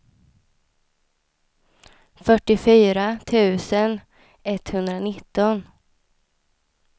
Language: Swedish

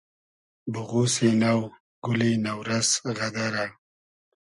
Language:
Hazaragi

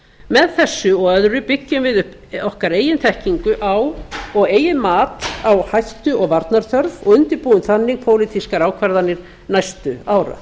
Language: Icelandic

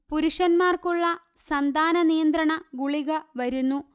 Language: Malayalam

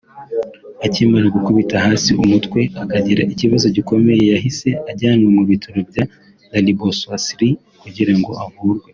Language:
Kinyarwanda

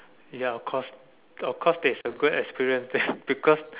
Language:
English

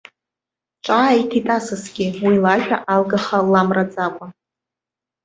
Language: Abkhazian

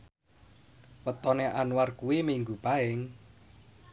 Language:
Javanese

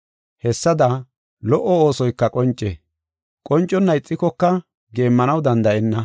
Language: Gofa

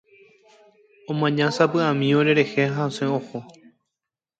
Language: Guarani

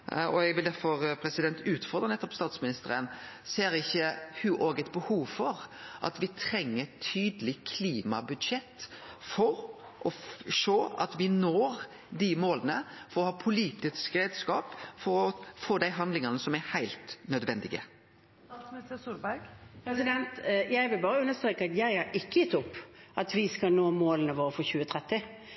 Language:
Norwegian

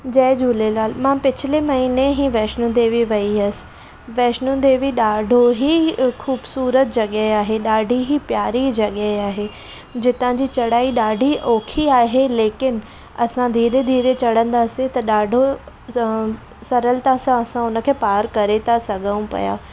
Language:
Sindhi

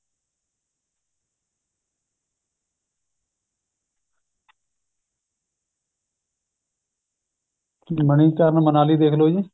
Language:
Punjabi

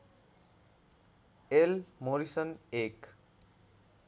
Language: Nepali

